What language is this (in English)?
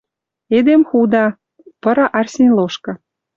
Western Mari